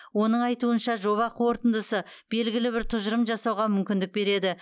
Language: Kazakh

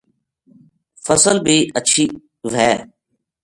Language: Gujari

